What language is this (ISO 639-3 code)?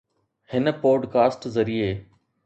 snd